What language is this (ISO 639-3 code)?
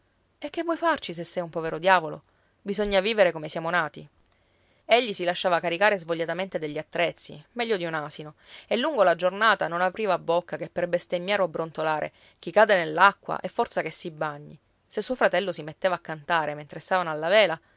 ita